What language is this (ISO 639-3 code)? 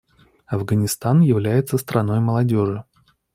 rus